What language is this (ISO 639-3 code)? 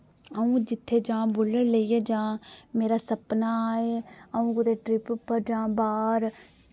doi